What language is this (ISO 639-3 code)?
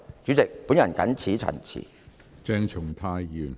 yue